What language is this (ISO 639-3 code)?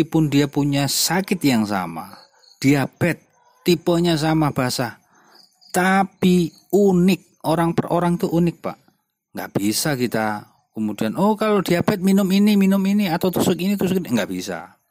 ind